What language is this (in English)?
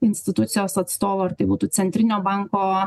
Lithuanian